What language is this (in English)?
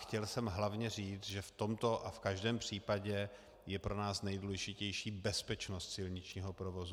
Czech